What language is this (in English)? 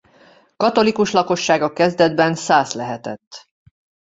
Hungarian